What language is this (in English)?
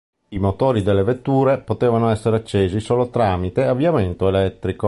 Italian